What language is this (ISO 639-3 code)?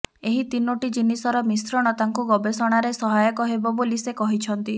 ori